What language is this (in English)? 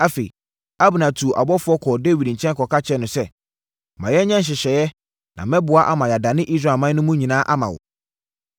Akan